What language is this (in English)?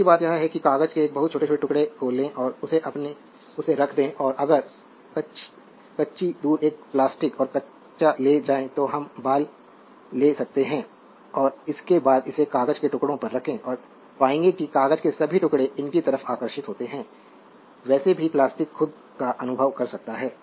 Hindi